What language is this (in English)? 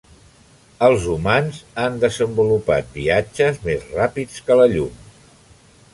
Catalan